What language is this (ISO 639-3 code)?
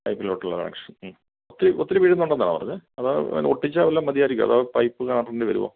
mal